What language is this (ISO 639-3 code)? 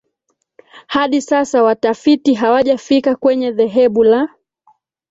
swa